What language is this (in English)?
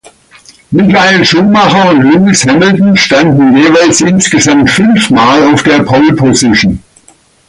German